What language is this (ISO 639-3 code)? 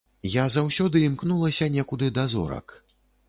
bel